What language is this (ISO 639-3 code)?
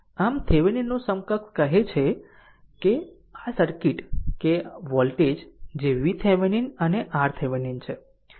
guj